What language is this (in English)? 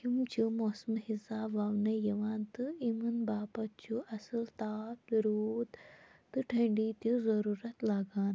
Kashmiri